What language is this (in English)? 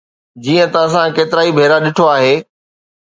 Sindhi